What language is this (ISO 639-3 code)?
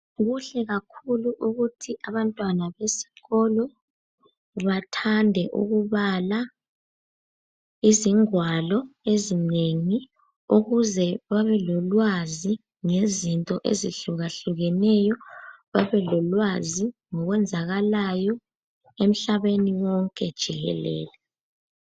nde